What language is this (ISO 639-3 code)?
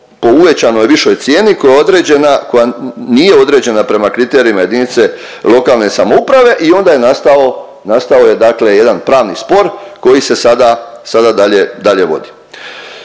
hrv